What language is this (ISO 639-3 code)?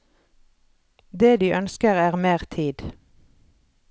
nor